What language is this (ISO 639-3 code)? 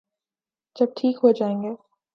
urd